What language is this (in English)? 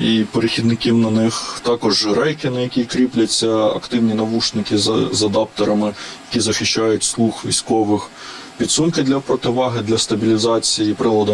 Ukrainian